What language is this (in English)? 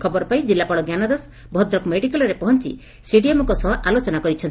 Odia